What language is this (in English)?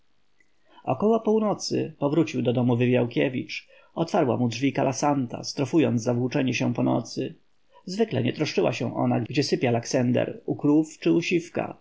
Polish